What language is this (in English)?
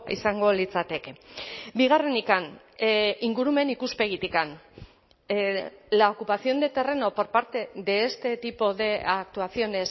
Spanish